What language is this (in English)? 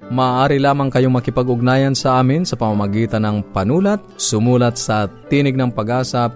Filipino